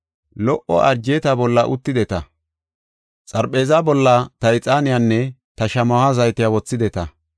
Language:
Gofa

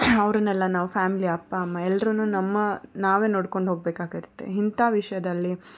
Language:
Kannada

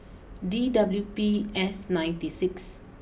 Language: English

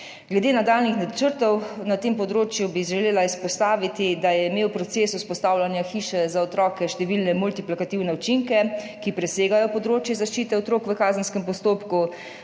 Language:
Slovenian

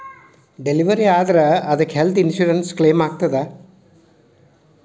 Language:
Kannada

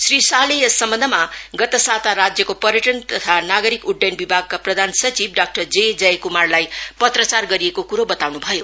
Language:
Nepali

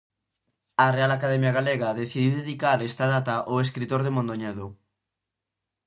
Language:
Galician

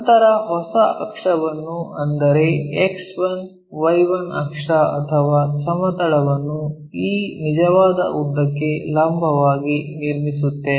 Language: Kannada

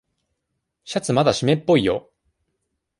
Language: Japanese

